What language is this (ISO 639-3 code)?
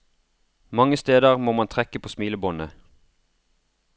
nor